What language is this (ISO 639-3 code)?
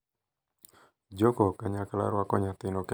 luo